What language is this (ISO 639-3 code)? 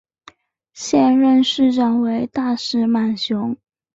zho